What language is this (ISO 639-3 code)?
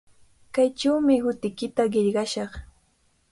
qvl